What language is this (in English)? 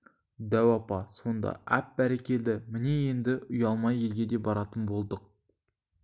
Kazakh